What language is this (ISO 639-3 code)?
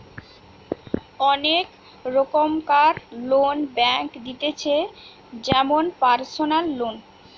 ben